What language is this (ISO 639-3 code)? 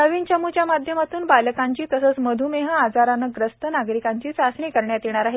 mar